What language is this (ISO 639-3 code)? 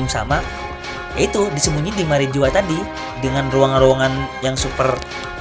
ind